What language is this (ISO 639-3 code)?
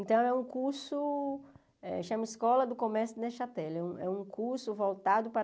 por